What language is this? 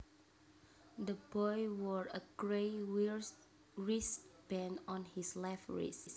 Javanese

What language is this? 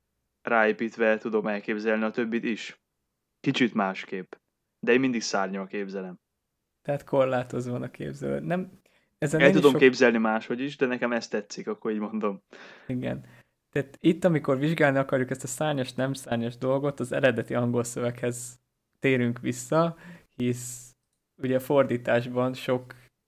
Hungarian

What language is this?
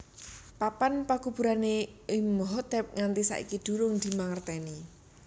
Javanese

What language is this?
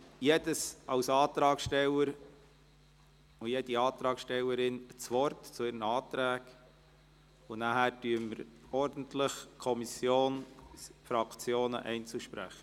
Swiss German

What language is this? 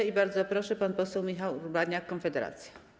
Polish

